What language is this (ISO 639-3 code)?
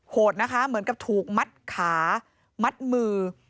tha